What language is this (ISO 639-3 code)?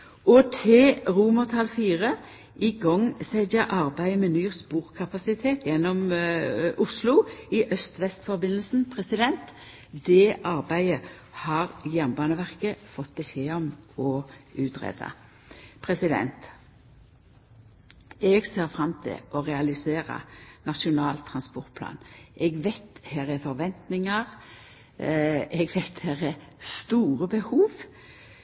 nno